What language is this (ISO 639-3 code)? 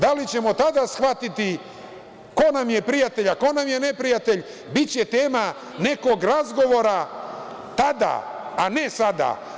srp